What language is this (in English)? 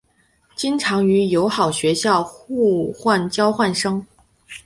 Chinese